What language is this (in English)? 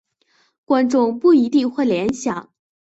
Chinese